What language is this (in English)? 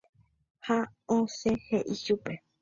Guarani